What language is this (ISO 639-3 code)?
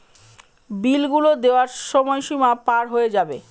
ben